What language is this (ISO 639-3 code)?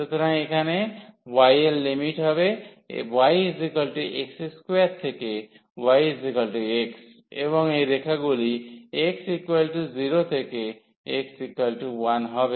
ben